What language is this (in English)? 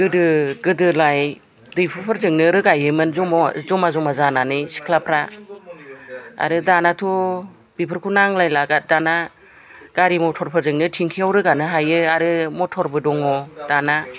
Bodo